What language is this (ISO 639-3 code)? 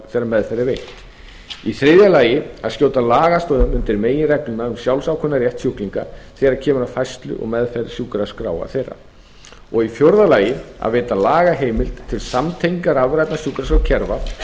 isl